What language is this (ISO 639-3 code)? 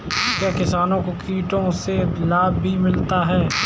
hin